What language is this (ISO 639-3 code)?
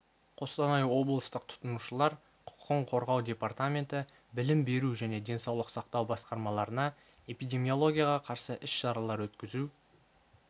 kaz